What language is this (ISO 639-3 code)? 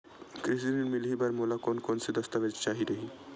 hne